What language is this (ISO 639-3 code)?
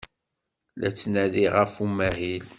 kab